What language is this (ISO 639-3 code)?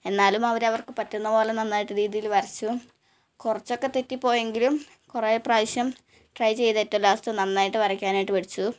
mal